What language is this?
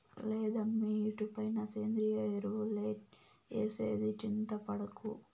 Telugu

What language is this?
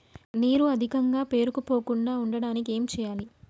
Telugu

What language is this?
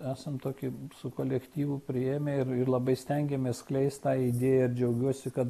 Lithuanian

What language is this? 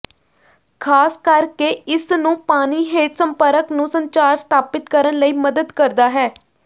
Punjabi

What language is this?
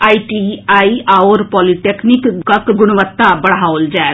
Maithili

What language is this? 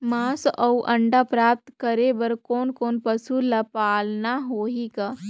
Chhattisgarhi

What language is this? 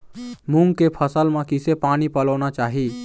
Chhattisgarhi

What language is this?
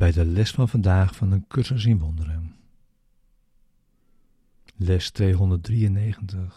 Dutch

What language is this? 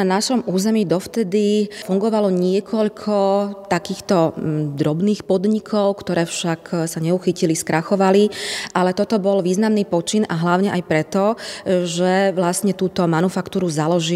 Slovak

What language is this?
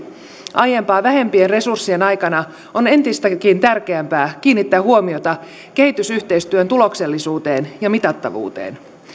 Finnish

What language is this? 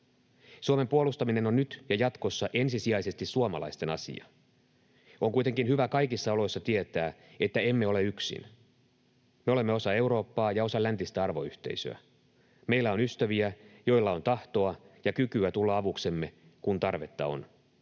Finnish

